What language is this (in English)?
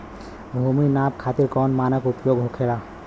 Bhojpuri